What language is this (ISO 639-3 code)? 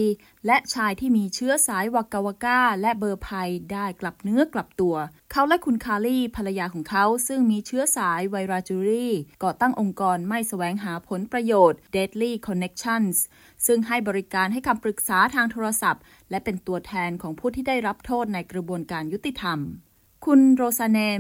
tha